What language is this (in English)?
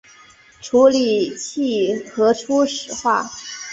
Chinese